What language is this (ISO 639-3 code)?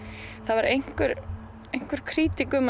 isl